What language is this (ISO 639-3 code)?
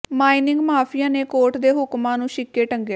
pan